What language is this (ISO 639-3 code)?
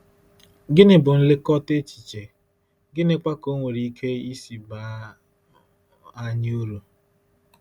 ibo